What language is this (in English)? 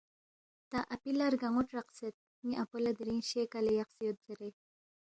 Balti